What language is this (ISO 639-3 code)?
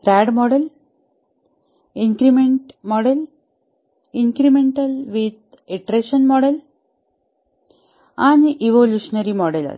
mar